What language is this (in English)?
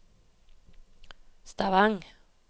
Norwegian